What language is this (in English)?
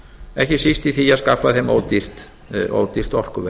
Icelandic